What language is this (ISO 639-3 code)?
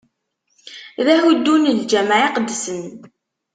kab